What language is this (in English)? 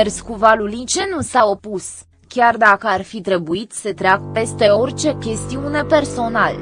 Romanian